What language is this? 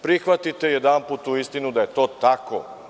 Serbian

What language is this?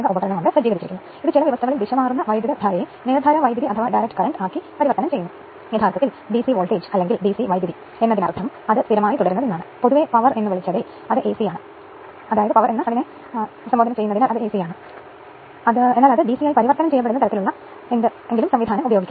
Malayalam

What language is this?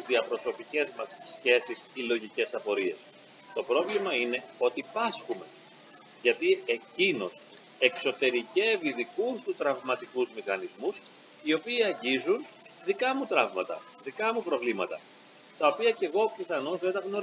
Greek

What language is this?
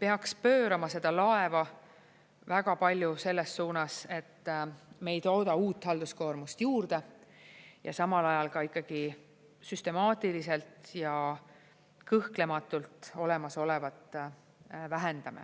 Estonian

